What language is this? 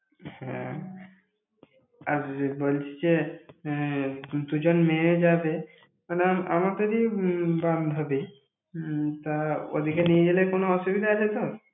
Bangla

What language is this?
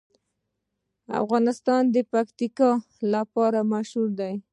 Pashto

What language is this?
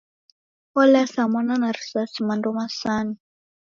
Taita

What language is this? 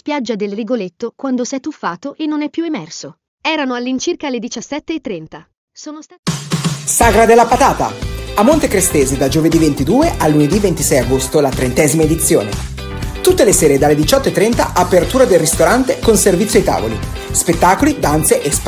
Italian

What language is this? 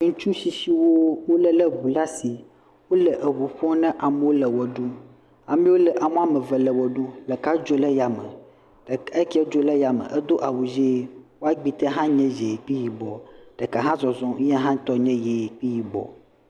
Ewe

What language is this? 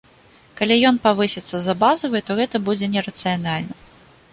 Belarusian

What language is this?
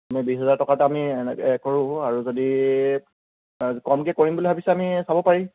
Assamese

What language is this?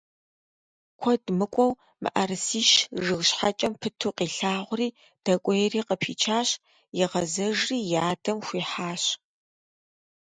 Kabardian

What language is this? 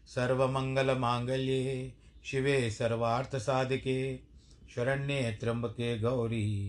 Hindi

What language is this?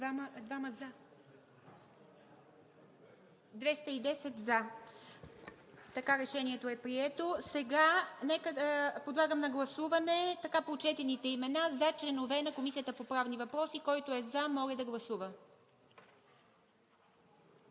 Bulgarian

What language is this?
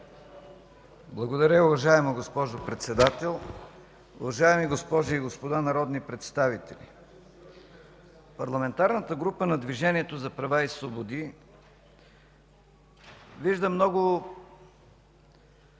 Bulgarian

